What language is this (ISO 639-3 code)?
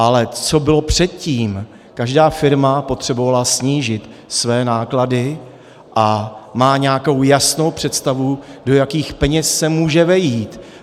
ces